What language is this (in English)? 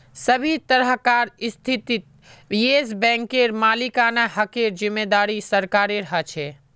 Magahi